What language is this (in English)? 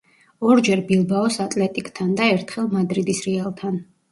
Georgian